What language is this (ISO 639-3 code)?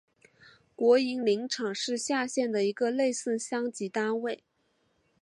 zho